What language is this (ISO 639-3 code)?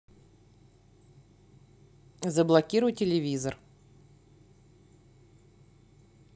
rus